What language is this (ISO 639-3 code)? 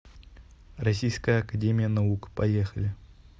rus